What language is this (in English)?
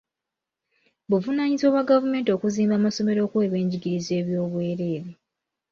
Ganda